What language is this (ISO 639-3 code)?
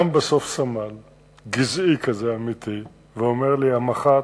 heb